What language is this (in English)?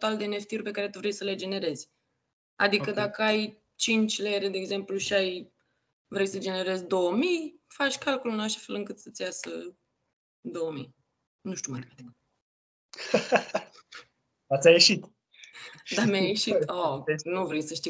Romanian